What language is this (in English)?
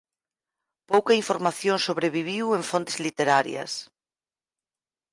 Galician